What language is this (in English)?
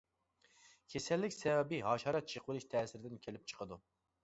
Uyghur